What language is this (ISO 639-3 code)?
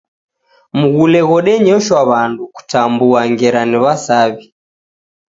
dav